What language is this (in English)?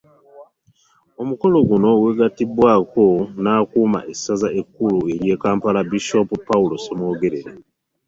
Ganda